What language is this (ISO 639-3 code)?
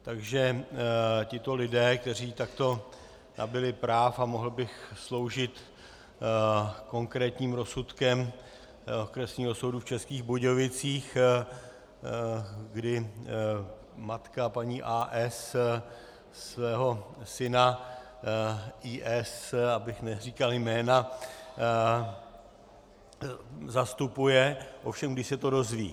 ces